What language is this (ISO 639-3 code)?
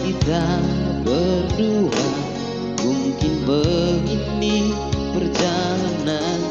ind